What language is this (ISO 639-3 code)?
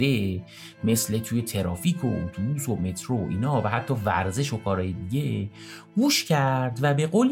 fas